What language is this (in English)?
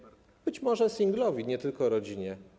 Polish